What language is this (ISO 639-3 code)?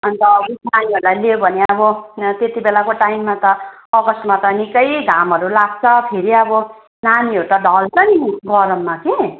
nep